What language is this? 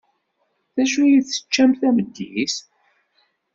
Kabyle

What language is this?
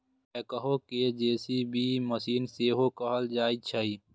Maithili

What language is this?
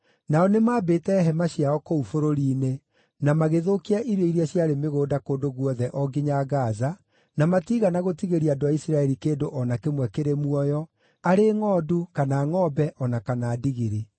Kikuyu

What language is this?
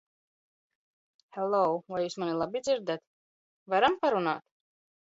Latvian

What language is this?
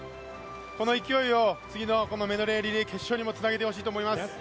Japanese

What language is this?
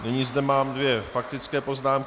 Czech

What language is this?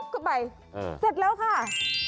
Thai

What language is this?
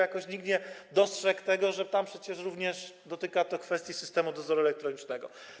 Polish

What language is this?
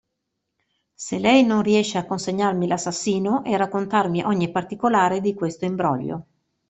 Italian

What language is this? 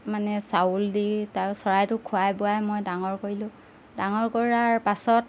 Assamese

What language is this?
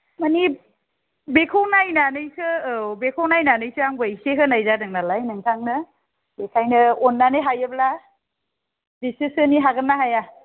Bodo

